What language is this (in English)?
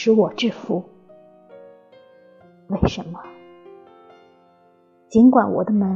Chinese